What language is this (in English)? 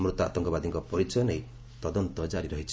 Odia